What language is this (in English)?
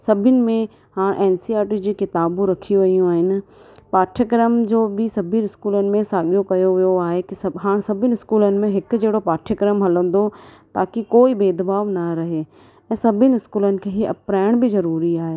Sindhi